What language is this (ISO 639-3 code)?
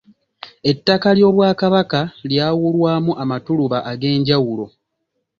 lug